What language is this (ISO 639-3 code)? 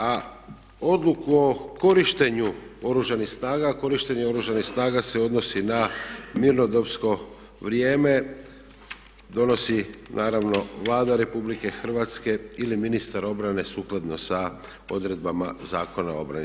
hrv